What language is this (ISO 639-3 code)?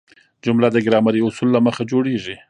pus